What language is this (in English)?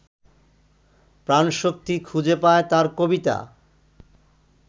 Bangla